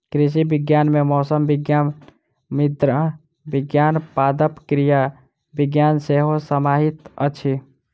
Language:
Maithili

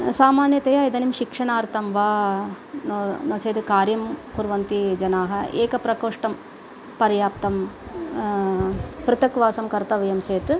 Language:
Sanskrit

